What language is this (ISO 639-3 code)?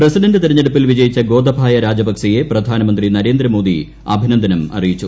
mal